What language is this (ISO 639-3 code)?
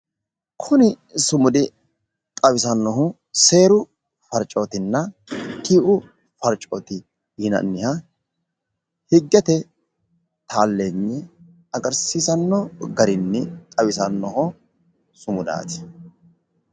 sid